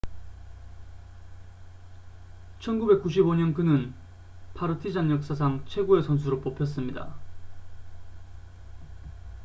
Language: Korean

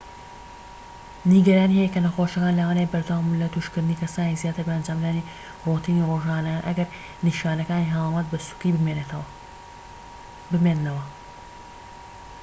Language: Central Kurdish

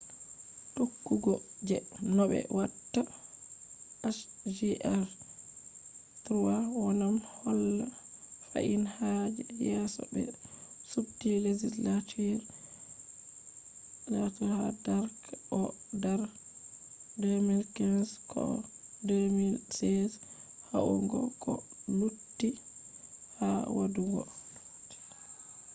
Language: Fula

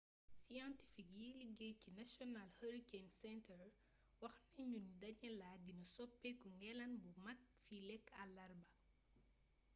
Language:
Wolof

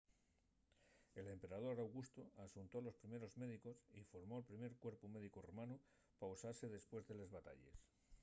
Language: Asturian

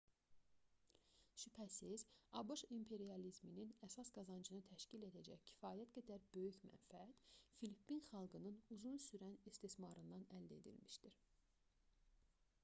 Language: Azerbaijani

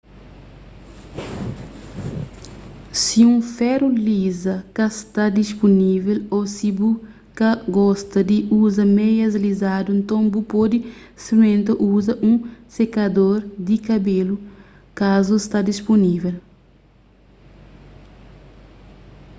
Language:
Kabuverdianu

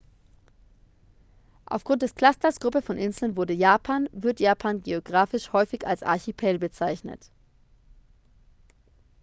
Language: German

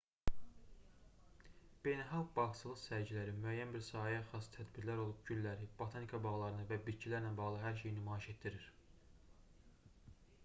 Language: Azerbaijani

